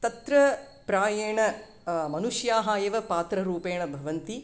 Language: Sanskrit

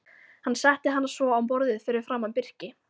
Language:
Icelandic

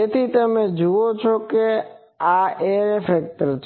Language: Gujarati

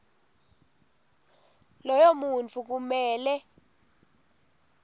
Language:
Swati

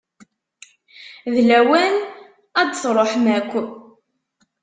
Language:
Kabyle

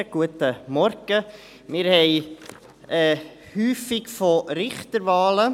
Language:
Swiss German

